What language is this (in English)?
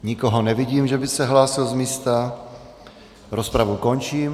Czech